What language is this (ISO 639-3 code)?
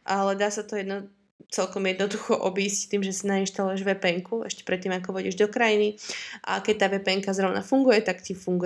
slk